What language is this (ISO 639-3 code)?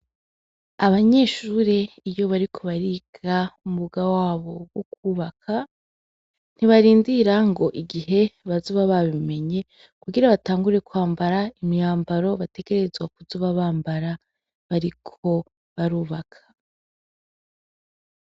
run